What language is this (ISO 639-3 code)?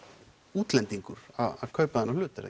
isl